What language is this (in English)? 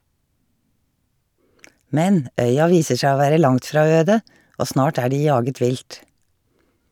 Norwegian